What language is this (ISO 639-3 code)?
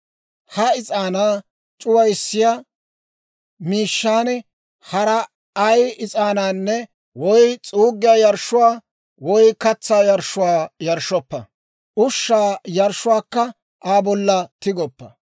dwr